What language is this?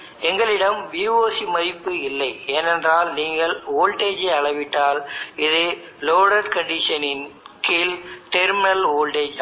Tamil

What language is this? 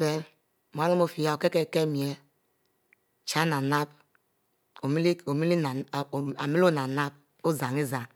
Mbe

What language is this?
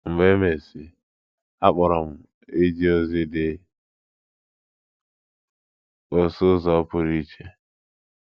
Igbo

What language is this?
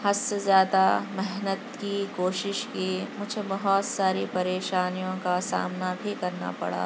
Urdu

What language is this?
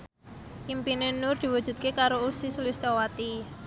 Javanese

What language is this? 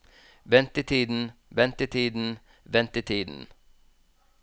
Norwegian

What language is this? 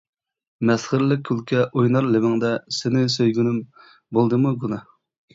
Uyghur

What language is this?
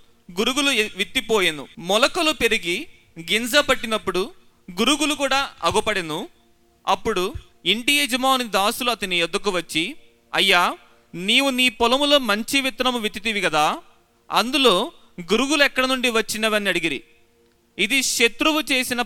Telugu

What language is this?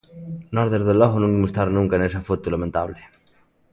Galician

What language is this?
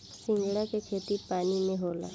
Bhojpuri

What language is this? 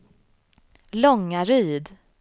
Swedish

